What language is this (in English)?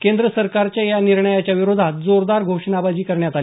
Marathi